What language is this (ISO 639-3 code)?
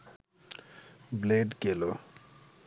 ben